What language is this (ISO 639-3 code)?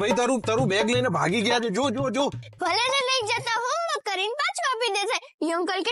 guj